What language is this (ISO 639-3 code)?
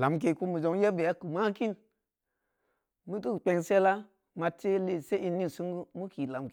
ndi